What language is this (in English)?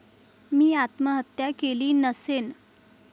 Marathi